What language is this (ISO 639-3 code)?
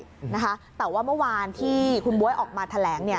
tha